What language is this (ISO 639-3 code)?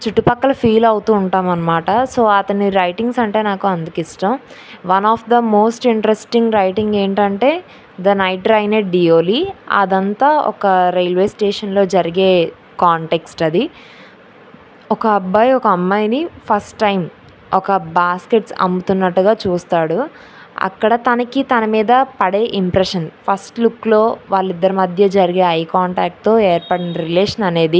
tel